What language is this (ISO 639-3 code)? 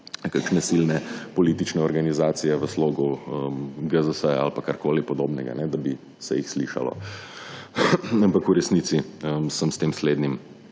slv